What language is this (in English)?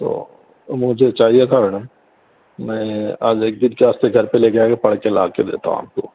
Urdu